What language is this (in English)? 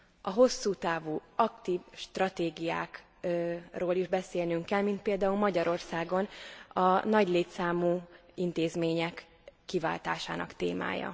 Hungarian